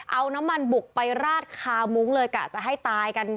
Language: Thai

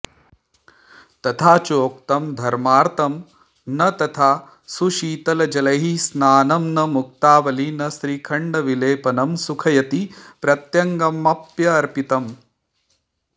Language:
Sanskrit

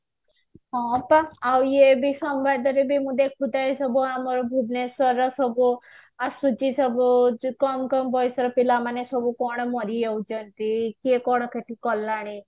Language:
Odia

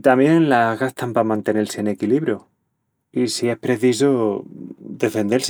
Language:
Extremaduran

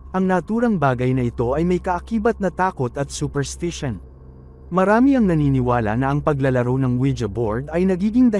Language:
Filipino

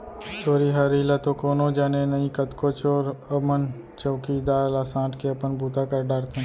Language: Chhattisgarhi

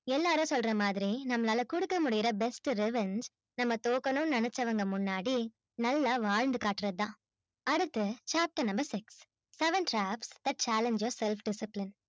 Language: Tamil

